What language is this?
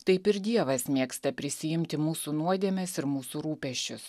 Lithuanian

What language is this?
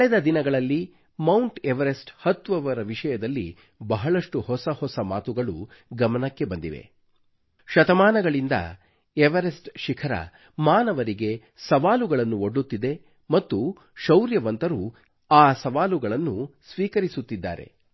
Kannada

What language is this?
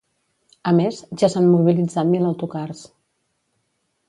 Catalan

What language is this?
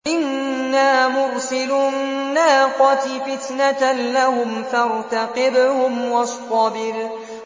Arabic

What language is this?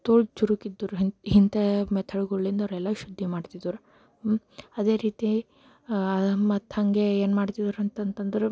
Kannada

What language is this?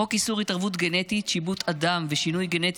Hebrew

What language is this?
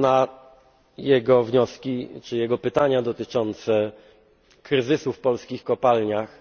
Polish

